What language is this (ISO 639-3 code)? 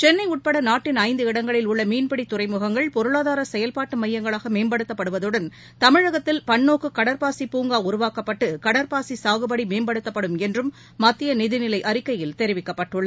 tam